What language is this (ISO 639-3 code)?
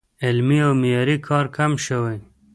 pus